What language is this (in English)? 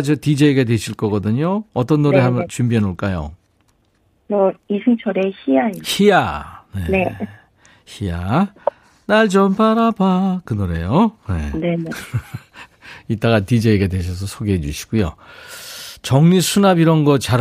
Korean